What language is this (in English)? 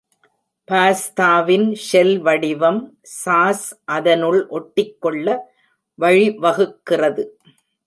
Tamil